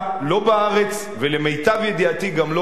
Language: Hebrew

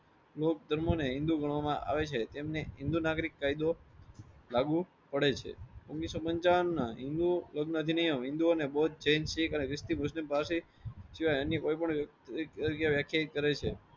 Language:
Gujarati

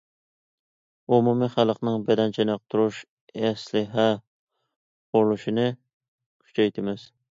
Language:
Uyghur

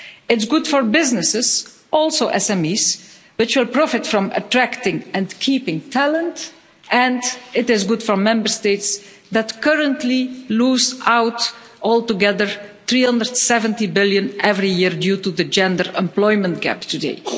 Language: English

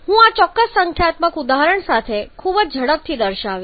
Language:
Gujarati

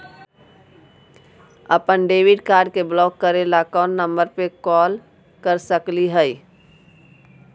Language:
Magahi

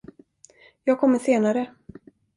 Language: Swedish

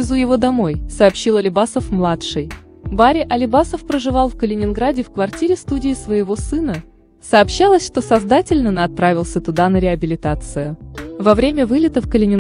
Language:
Russian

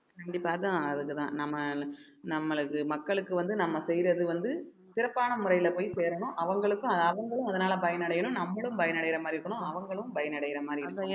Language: Tamil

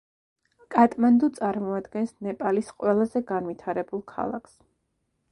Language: Georgian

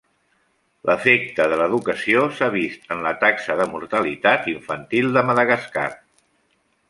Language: Catalan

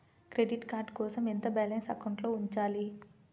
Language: Telugu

